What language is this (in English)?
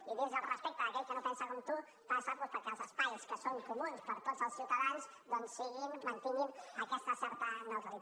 Catalan